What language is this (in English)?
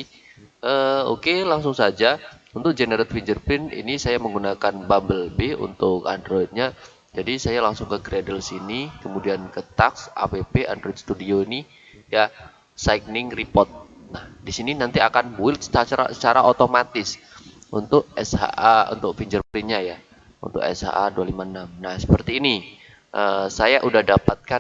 Indonesian